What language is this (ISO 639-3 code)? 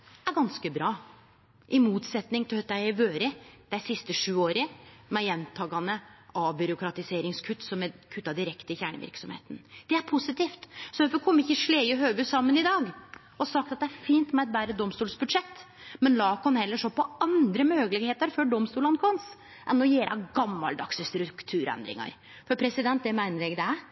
nno